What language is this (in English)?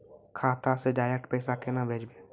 Maithili